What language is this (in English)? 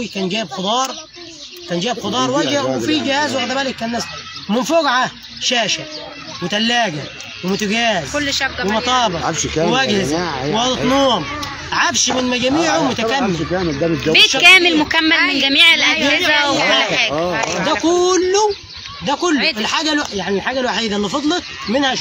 Arabic